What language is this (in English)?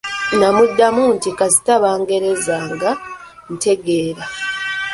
Ganda